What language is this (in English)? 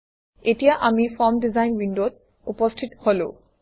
Assamese